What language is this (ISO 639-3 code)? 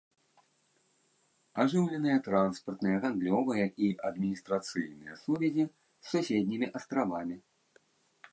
bel